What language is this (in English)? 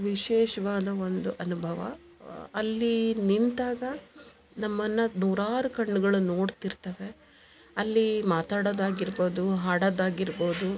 Kannada